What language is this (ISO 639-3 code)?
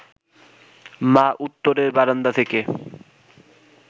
ben